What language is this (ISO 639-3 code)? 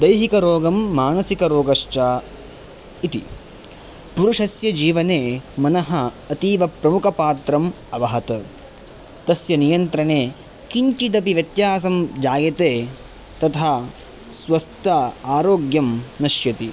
san